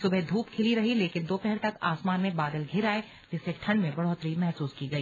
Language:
Hindi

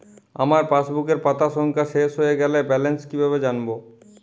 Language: Bangla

